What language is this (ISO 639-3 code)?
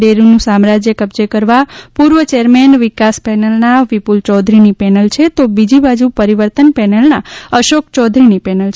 guj